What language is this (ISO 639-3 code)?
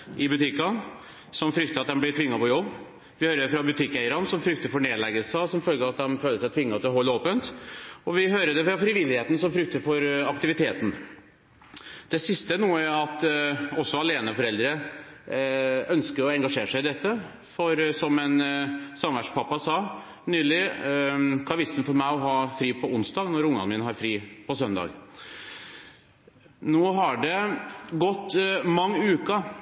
nob